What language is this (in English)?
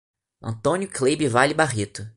Portuguese